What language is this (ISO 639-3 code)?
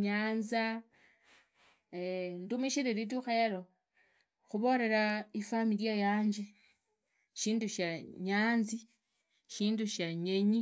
ida